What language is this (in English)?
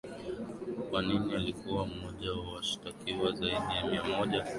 Swahili